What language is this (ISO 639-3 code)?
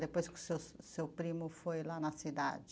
por